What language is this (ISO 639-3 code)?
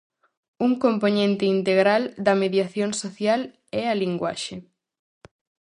glg